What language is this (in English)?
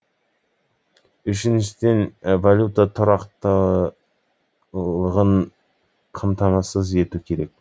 Kazakh